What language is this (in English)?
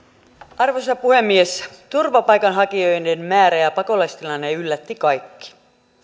Finnish